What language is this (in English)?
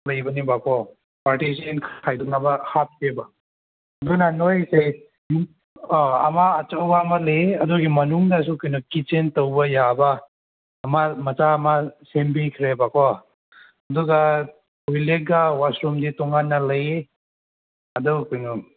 Manipuri